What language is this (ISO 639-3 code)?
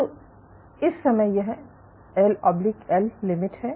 hin